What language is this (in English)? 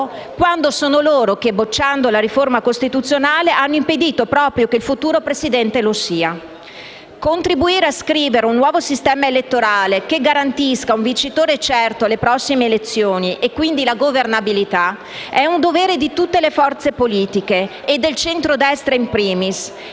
Italian